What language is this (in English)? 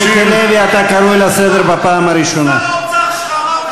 Hebrew